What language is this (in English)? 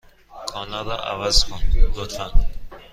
Persian